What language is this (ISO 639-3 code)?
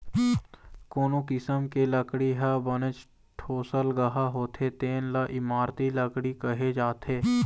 hne